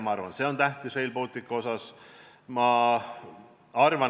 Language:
Estonian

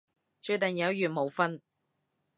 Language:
Cantonese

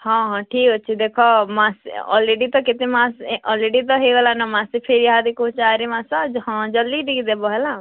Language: Odia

